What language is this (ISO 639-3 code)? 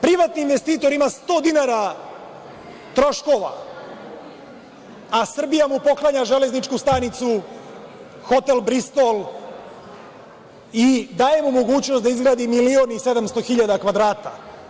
srp